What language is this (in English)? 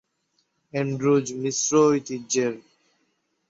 Bangla